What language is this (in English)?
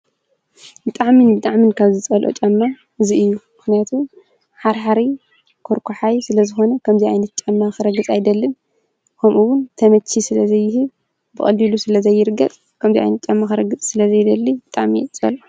Tigrinya